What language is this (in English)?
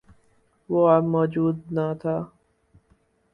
Urdu